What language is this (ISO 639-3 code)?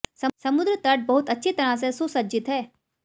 hin